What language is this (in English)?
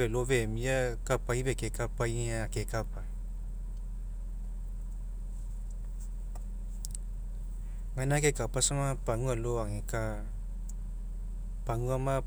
Mekeo